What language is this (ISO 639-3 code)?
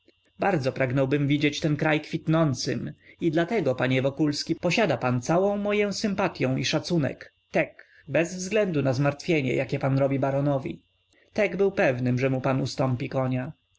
pol